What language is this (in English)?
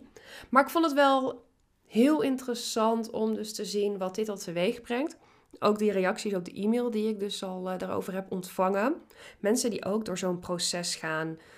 Dutch